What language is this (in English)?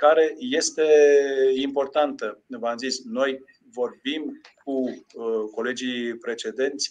Romanian